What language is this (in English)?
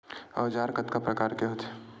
Chhattisgarhi